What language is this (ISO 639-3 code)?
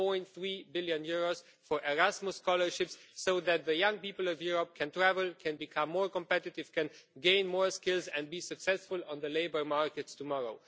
eng